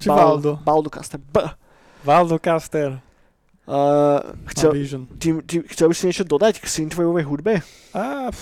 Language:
Slovak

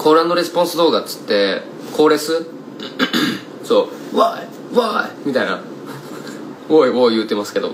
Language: Japanese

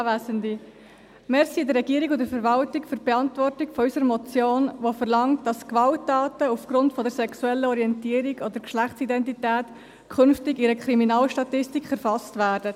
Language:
Swiss German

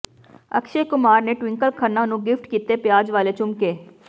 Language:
Punjabi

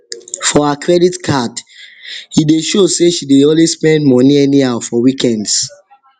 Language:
Nigerian Pidgin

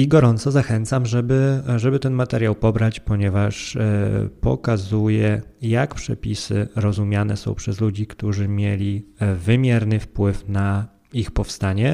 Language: Polish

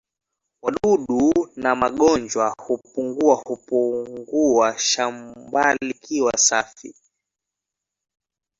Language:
Swahili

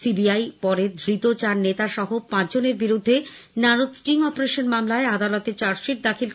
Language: Bangla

